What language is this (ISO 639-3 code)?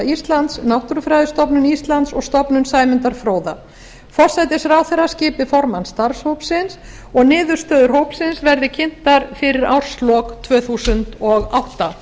isl